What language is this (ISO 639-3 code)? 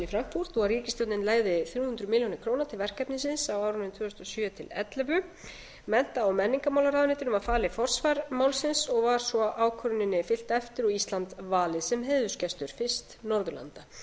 isl